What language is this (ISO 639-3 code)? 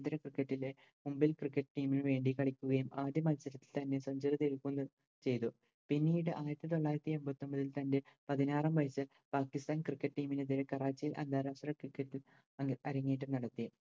mal